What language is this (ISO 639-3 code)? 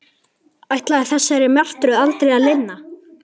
isl